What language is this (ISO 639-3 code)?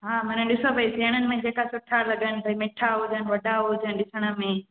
snd